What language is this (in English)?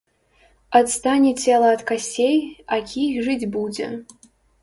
Belarusian